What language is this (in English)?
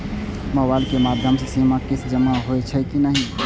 Maithili